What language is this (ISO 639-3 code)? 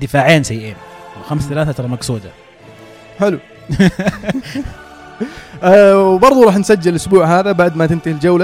ara